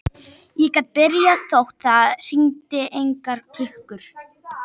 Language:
Icelandic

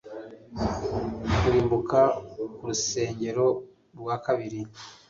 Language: Kinyarwanda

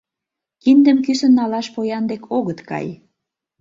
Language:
Mari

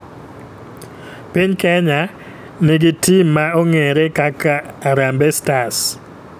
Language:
Luo (Kenya and Tanzania)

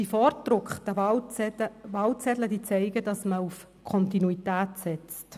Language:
Swiss German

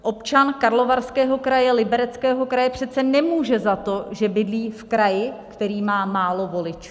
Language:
Czech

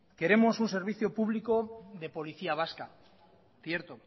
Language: Spanish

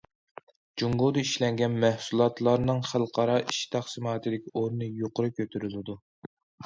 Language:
Uyghur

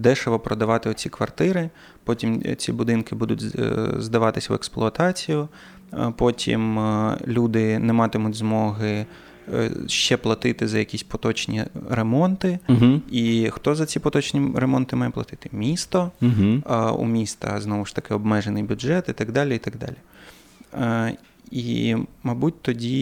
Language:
Ukrainian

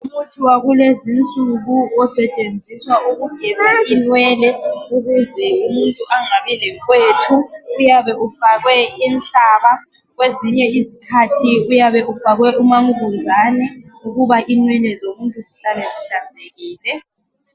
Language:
North Ndebele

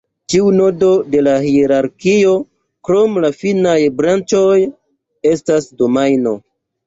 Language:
Esperanto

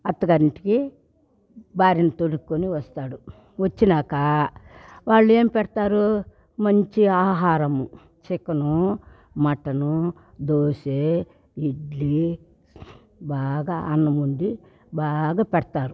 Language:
Telugu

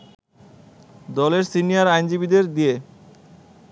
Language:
Bangla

